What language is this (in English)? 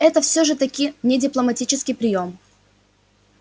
Russian